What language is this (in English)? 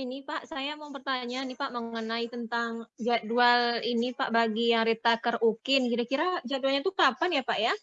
Indonesian